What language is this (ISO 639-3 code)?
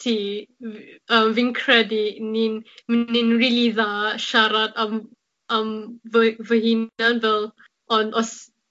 cym